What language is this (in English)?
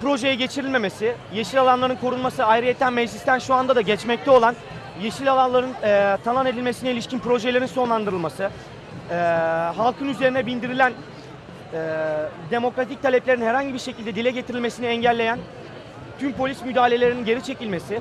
Turkish